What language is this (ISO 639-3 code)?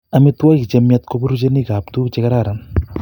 kln